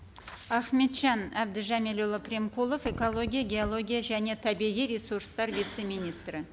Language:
Kazakh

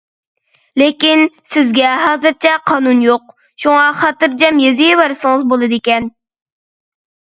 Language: Uyghur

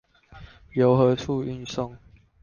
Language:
Chinese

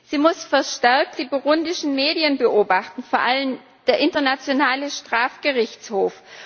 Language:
German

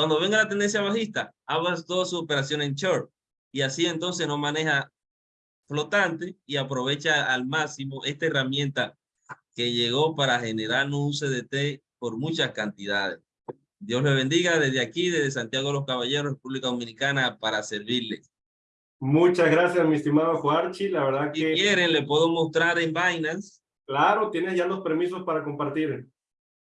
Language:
Spanish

